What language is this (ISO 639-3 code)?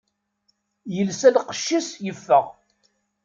kab